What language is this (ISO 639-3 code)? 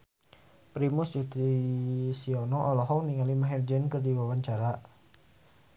sun